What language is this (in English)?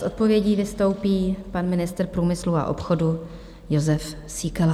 Czech